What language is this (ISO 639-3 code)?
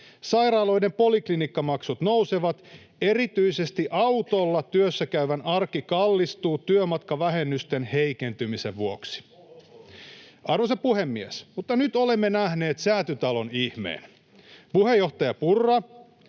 fin